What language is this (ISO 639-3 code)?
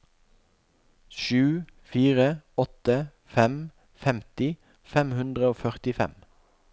nor